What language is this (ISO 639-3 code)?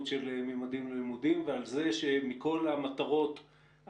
heb